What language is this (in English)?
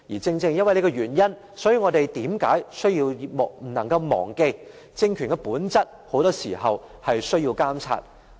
Cantonese